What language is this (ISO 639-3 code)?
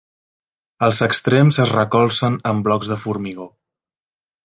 cat